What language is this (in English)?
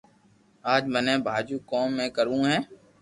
Loarki